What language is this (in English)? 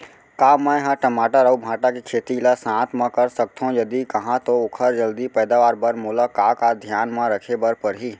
Chhattisgarhi